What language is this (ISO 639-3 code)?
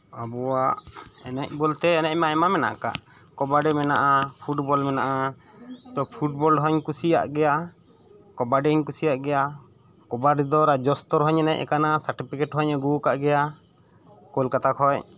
sat